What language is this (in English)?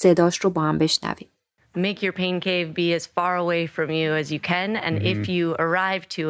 Persian